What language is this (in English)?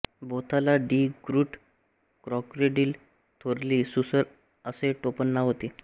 Marathi